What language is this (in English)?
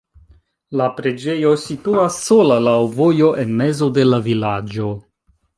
Esperanto